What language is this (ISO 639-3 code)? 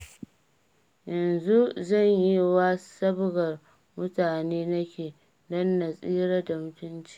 hau